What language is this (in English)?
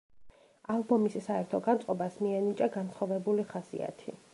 Georgian